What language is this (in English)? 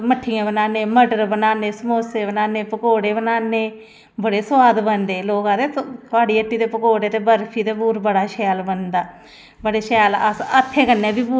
Dogri